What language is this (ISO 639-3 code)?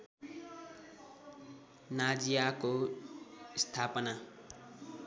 nep